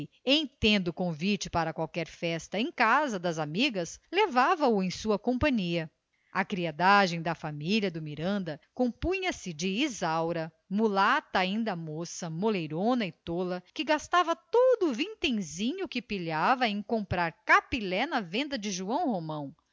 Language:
Portuguese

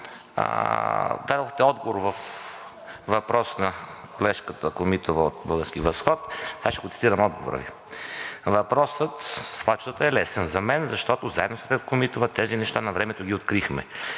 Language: Bulgarian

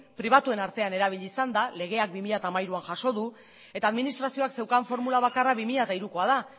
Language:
Basque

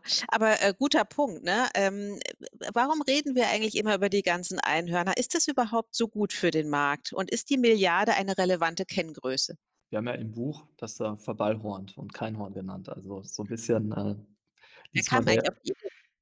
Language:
German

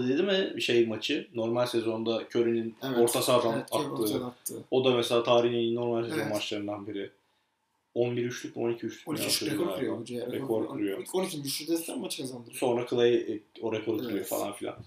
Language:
Turkish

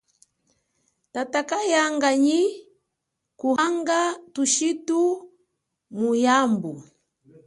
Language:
Chokwe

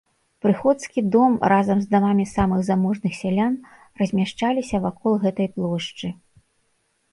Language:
Belarusian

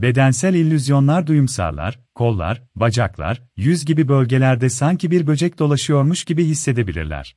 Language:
Turkish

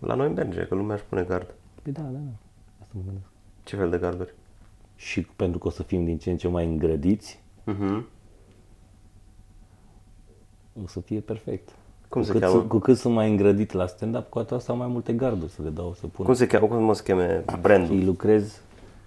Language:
Romanian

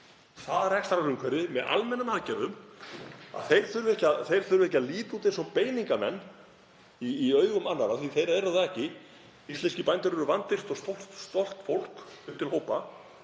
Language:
Icelandic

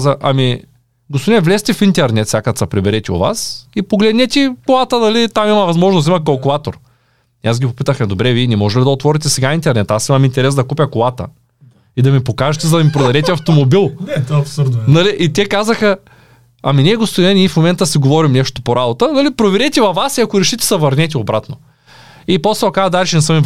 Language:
Bulgarian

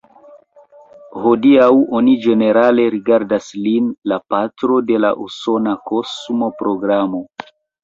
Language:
Esperanto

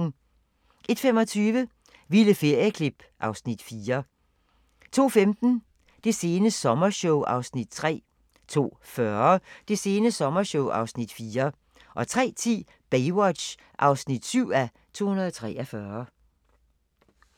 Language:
Danish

